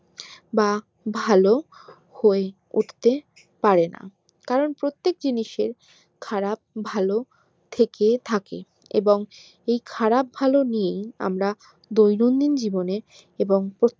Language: Bangla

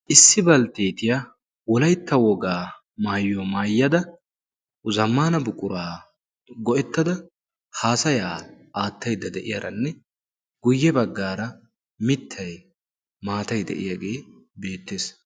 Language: Wolaytta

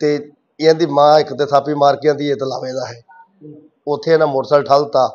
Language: Punjabi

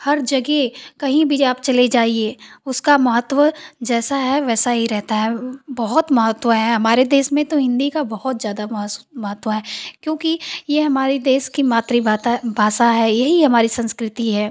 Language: Hindi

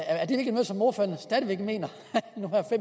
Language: Danish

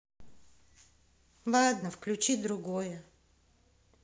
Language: Russian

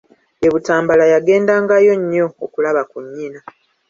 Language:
Ganda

